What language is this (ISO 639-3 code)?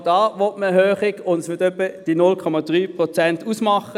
gsw